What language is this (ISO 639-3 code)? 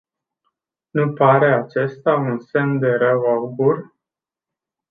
ron